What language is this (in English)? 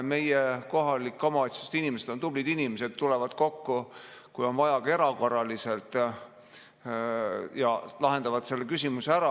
Estonian